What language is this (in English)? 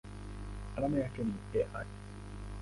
Swahili